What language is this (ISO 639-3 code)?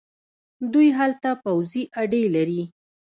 pus